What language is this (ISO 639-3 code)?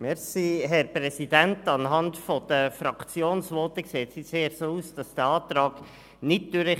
gsw